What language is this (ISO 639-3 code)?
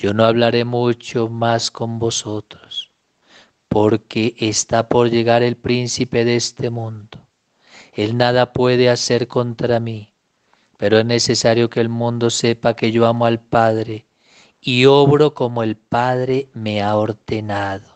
spa